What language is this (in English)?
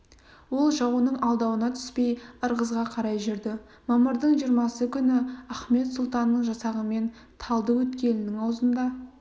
Kazakh